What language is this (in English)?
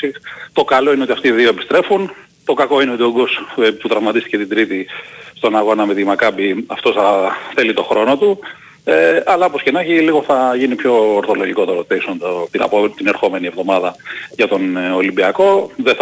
Greek